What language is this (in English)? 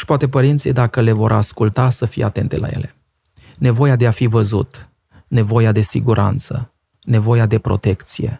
Romanian